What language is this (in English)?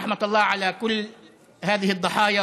Hebrew